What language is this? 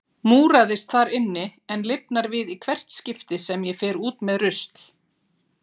Icelandic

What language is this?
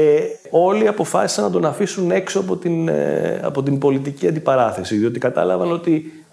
Greek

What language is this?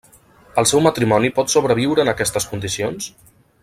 Catalan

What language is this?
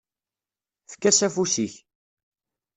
Kabyle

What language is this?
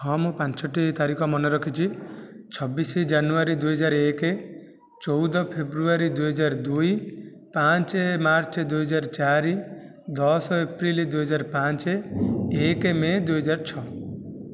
Odia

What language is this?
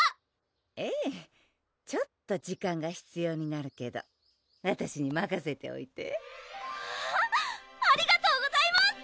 Japanese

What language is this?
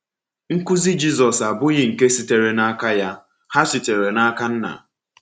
Igbo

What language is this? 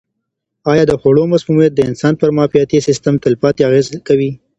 Pashto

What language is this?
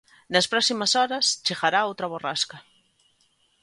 Galician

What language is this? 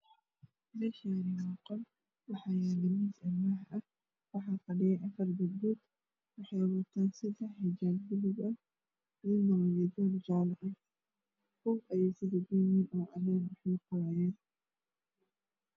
Somali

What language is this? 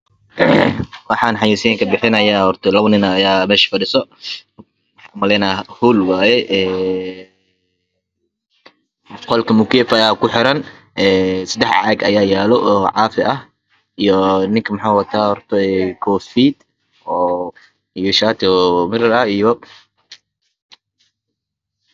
Somali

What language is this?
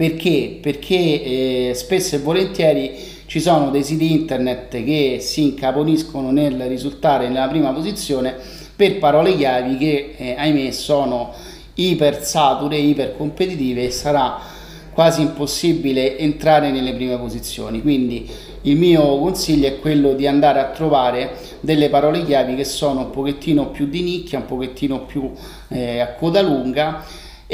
Italian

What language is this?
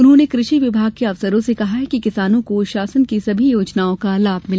Hindi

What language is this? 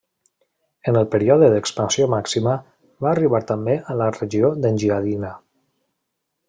Catalan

